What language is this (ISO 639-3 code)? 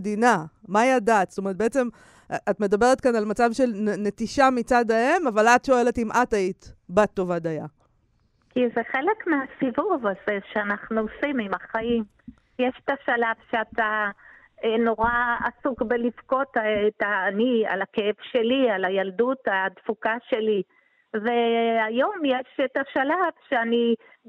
heb